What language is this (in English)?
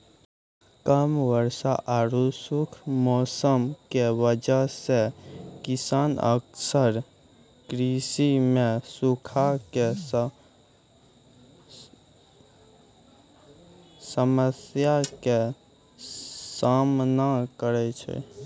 Maithili